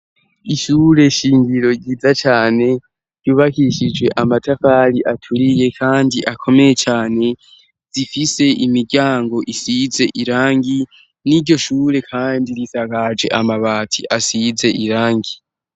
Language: Rundi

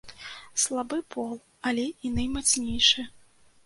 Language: Belarusian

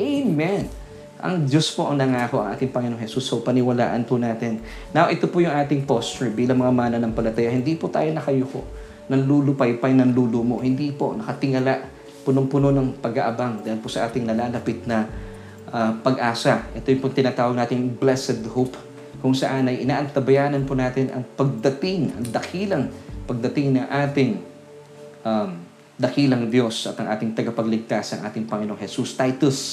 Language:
Filipino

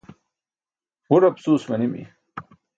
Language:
Burushaski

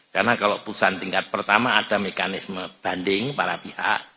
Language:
Indonesian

